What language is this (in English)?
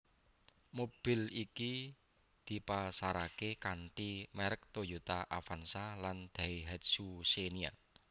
Javanese